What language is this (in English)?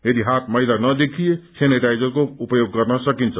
Nepali